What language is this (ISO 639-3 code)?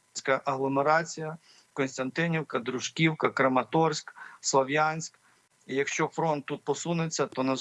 ukr